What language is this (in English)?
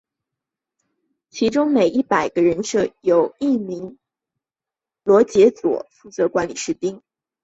Chinese